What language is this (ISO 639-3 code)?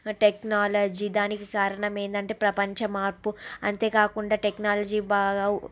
tel